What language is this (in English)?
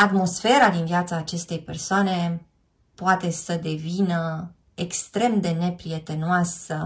Romanian